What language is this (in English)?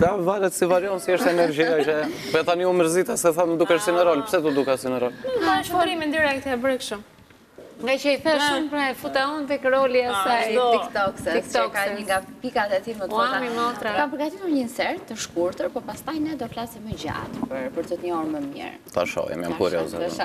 Romanian